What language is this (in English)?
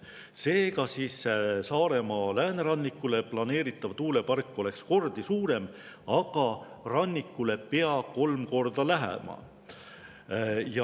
Estonian